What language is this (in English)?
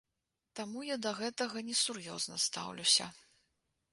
Belarusian